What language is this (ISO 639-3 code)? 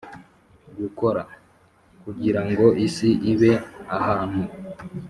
kin